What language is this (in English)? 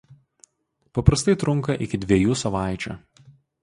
Lithuanian